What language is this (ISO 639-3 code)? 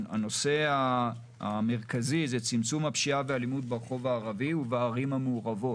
heb